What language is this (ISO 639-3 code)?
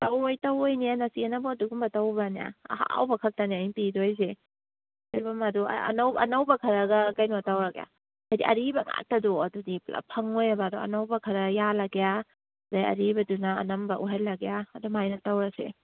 mni